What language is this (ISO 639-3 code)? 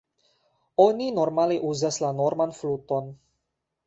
epo